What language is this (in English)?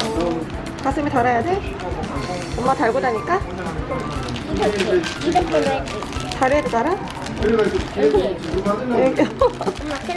Korean